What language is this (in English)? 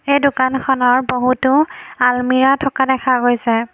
Assamese